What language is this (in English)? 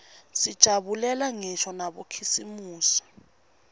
Swati